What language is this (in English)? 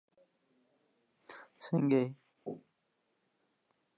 Pashto